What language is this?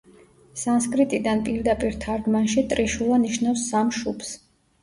Georgian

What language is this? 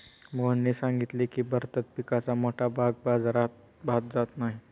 Marathi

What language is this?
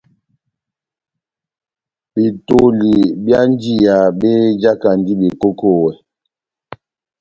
Batanga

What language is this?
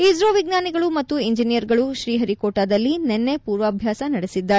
Kannada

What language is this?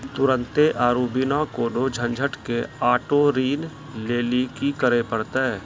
Maithili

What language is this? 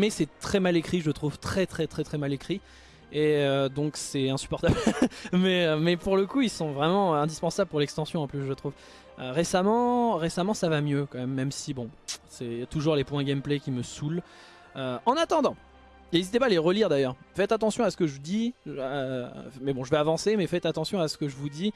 French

